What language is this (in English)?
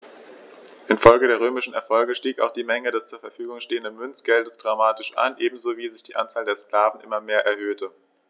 German